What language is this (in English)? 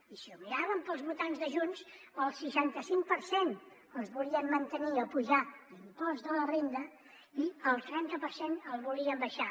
Catalan